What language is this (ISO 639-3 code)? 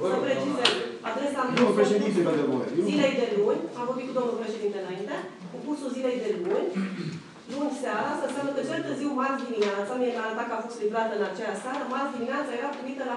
ron